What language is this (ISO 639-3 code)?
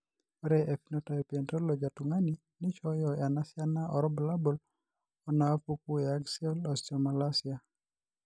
mas